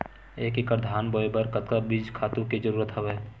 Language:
Chhattisgarhi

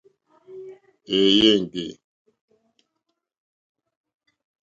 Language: Mokpwe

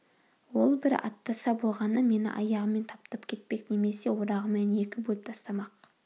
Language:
Kazakh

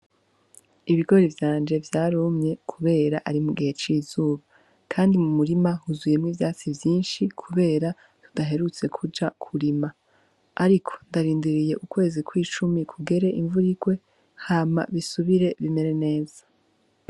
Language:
Rundi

